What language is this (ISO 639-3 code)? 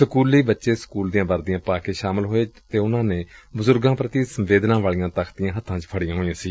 pan